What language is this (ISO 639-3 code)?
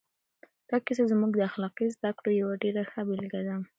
pus